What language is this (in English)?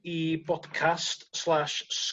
Welsh